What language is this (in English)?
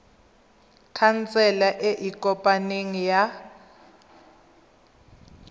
Tswana